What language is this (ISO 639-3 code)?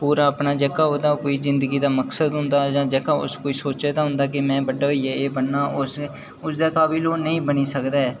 doi